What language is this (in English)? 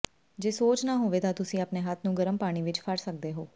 Punjabi